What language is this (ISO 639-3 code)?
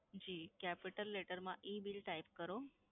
guj